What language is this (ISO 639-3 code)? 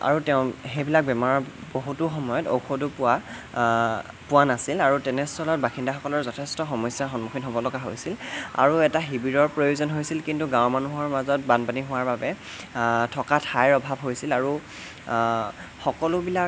asm